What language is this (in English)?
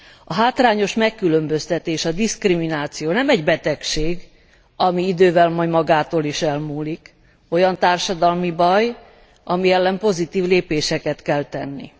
Hungarian